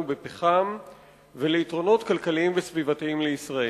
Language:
Hebrew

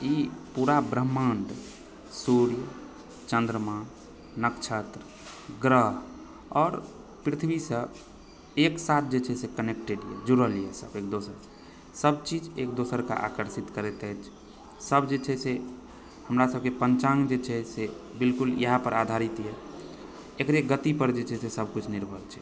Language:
Maithili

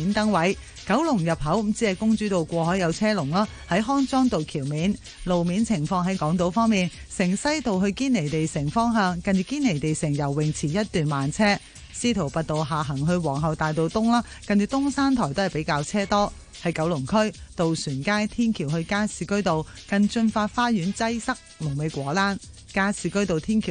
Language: Chinese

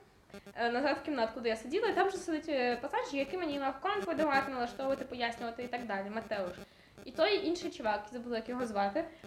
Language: Ukrainian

